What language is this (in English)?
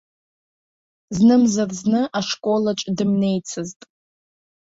Abkhazian